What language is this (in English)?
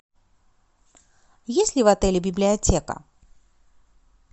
Russian